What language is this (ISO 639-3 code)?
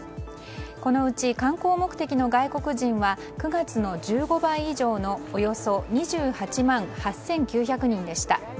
jpn